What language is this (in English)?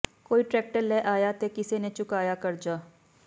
Punjabi